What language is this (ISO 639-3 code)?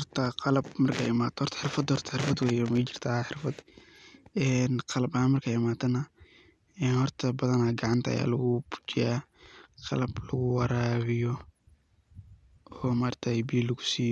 som